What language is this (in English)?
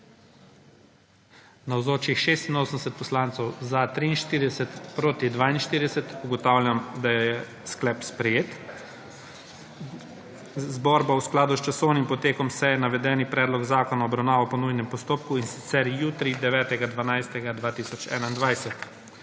Slovenian